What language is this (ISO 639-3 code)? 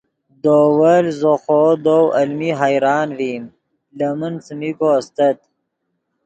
ydg